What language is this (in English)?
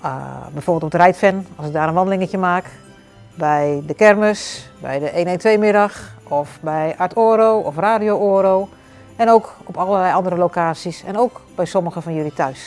Dutch